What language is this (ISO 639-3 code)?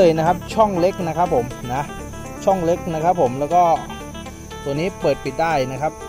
tha